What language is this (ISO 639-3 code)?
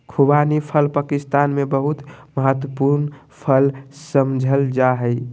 mag